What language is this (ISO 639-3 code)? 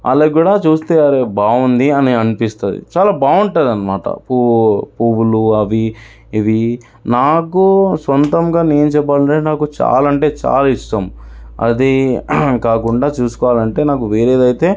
tel